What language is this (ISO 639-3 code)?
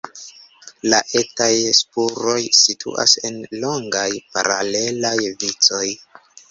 epo